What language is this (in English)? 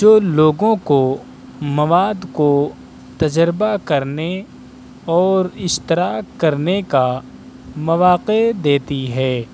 Urdu